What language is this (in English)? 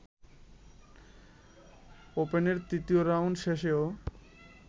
Bangla